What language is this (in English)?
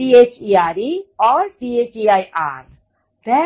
Gujarati